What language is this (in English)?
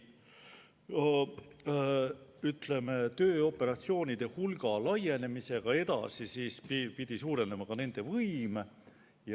Estonian